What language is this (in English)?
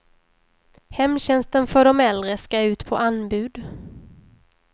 Swedish